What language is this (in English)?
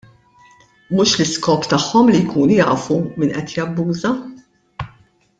Maltese